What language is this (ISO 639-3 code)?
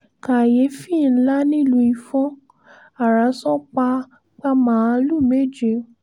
yor